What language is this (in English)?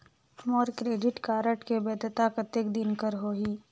Chhattisgarhi